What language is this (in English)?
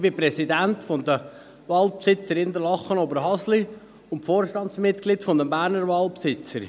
Swiss German